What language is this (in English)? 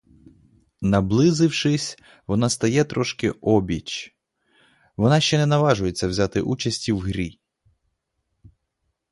Ukrainian